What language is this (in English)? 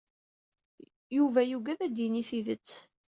Kabyle